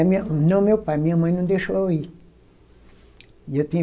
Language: Portuguese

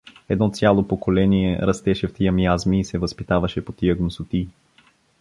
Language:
Bulgarian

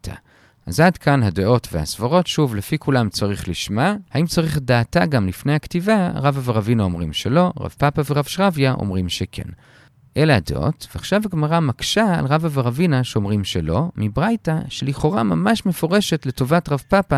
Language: Hebrew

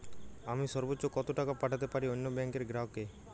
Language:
Bangla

